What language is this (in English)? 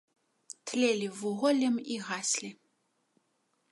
Belarusian